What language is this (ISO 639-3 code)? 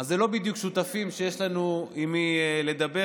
heb